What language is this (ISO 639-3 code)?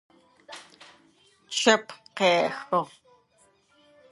ady